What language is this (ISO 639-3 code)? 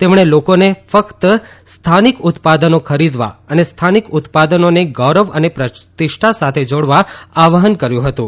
guj